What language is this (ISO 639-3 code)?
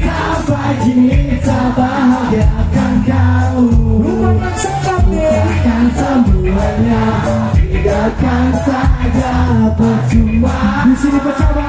ind